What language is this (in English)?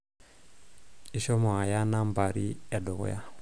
Masai